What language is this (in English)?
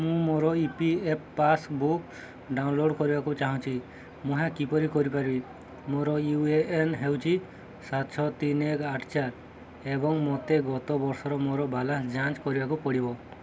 Odia